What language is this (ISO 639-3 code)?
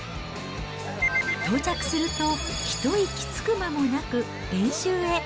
jpn